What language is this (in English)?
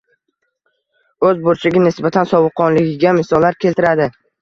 Uzbek